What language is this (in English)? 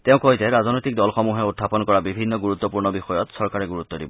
Assamese